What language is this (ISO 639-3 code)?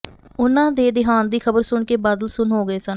pan